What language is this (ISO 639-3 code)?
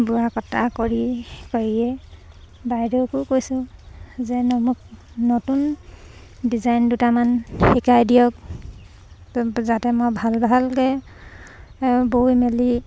asm